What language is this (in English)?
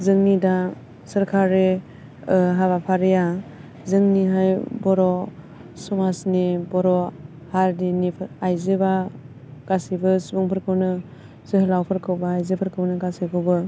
Bodo